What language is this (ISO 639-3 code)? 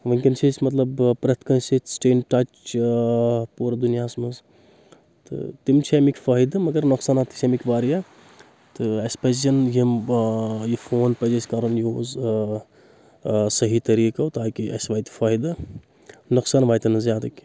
kas